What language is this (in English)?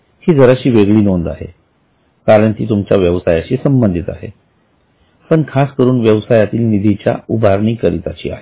Marathi